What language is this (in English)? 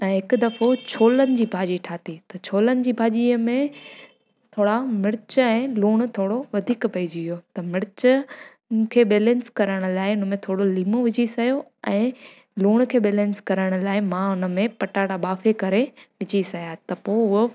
Sindhi